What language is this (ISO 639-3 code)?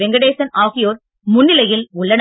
tam